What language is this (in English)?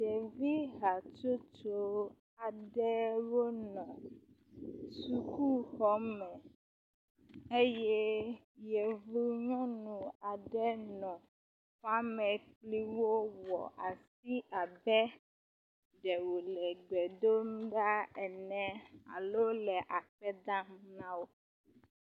Ewe